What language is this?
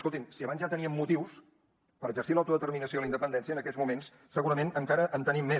Catalan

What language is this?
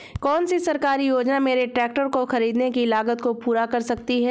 Hindi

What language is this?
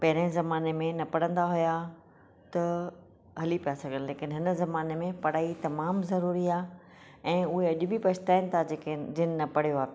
Sindhi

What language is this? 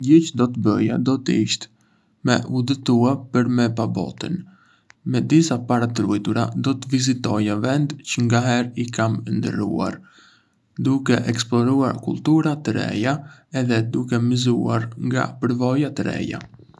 Arbëreshë Albanian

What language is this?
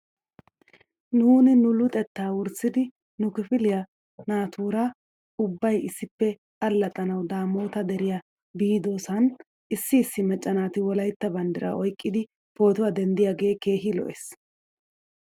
Wolaytta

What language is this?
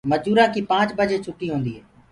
Gurgula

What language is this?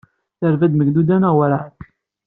Kabyle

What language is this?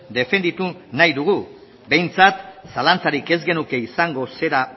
Basque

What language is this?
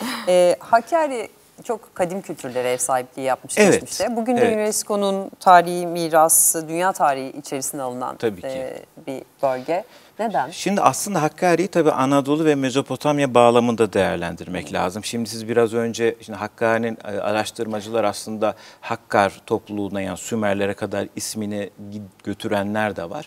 Turkish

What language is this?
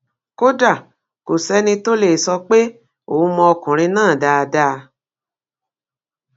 Yoruba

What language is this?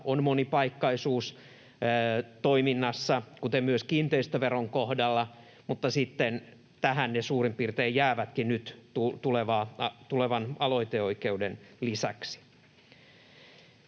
Finnish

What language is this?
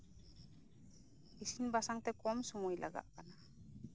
Santali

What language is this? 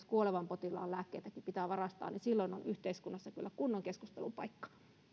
Finnish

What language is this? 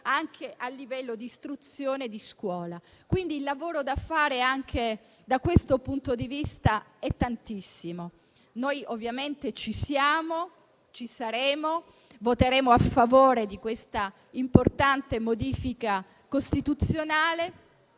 Italian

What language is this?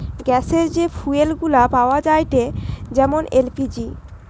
Bangla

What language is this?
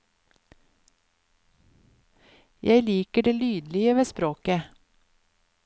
Norwegian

